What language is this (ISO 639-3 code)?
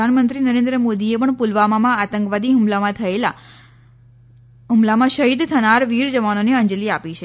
guj